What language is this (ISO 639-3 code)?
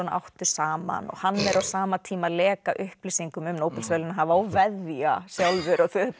isl